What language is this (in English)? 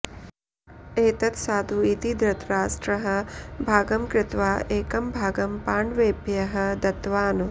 Sanskrit